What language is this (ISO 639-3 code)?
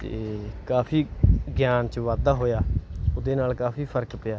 pan